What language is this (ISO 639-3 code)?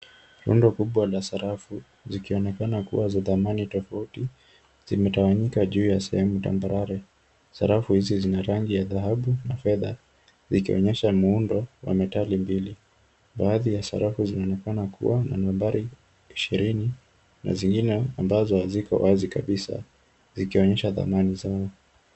swa